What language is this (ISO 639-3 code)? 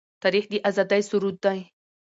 pus